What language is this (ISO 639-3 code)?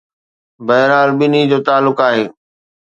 snd